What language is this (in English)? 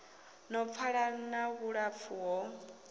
Venda